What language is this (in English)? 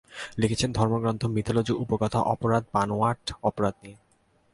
Bangla